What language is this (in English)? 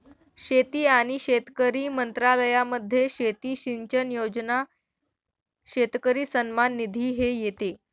Marathi